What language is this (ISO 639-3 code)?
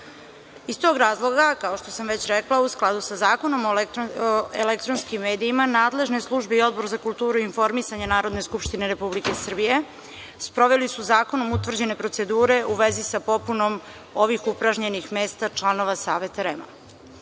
srp